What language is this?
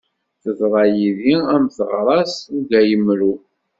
Kabyle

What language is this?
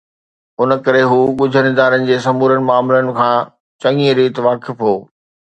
Sindhi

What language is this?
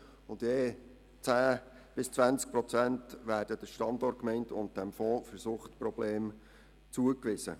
Swiss German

